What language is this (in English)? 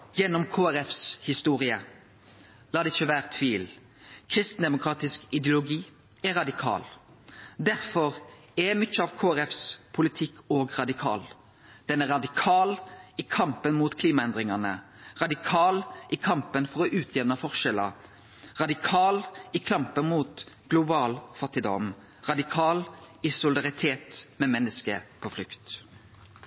Norwegian Nynorsk